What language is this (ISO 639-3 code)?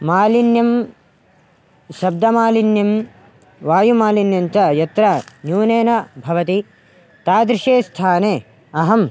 san